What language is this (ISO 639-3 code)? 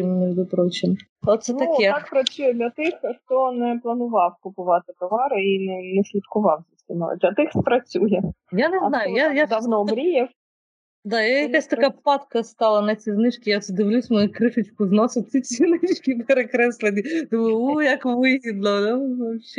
ukr